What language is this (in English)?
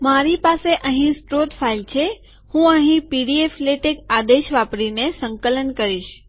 Gujarati